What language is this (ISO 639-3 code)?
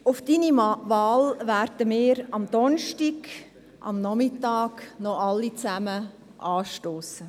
gsw